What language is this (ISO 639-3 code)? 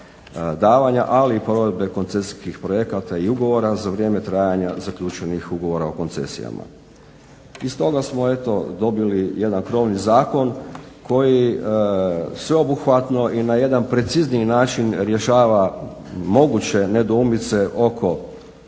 hrv